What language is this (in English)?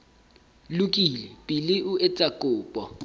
Southern Sotho